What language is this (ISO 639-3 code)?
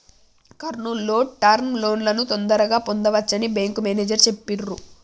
tel